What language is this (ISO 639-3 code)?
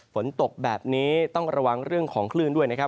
tha